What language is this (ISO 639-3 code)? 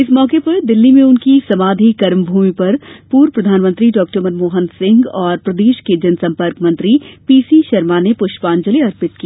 hin